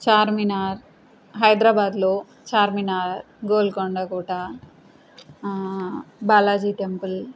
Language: Telugu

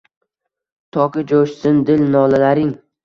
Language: Uzbek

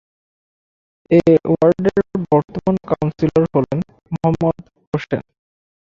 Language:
Bangla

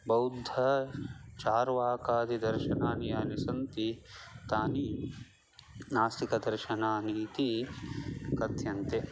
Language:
Sanskrit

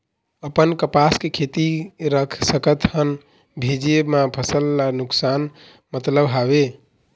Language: Chhattisgarhi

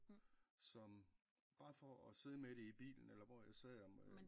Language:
Danish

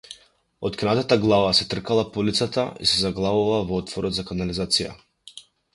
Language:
Macedonian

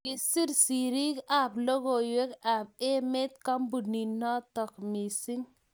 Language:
Kalenjin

